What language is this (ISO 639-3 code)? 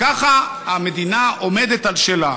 heb